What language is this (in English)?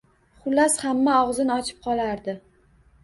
Uzbek